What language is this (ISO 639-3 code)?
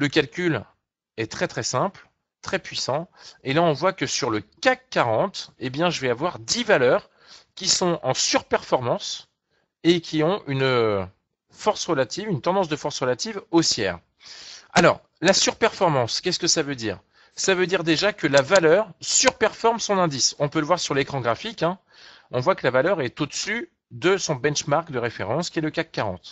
fra